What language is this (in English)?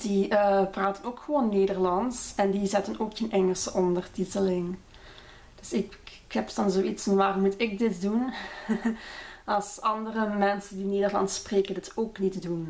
Dutch